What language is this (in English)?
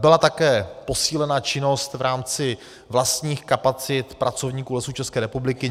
Czech